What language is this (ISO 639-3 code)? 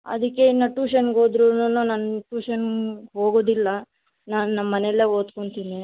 kan